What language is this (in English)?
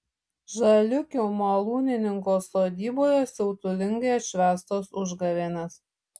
Lithuanian